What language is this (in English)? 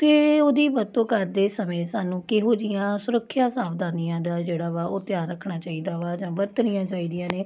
Punjabi